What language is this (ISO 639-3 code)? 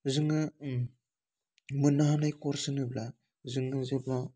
brx